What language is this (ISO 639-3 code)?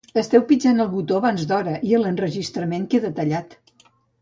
cat